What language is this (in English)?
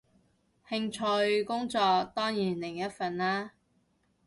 Cantonese